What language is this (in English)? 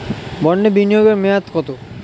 Bangla